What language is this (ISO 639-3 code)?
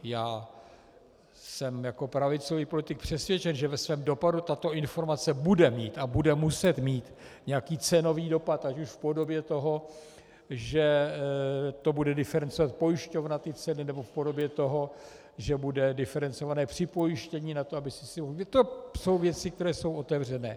ces